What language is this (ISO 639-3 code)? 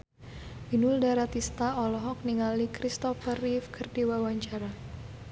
sun